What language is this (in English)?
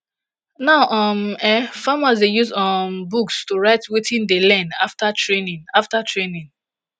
Nigerian Pidgin